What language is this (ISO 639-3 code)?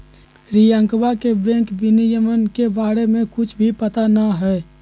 mag